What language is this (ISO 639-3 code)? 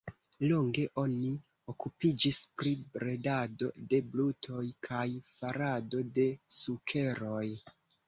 epo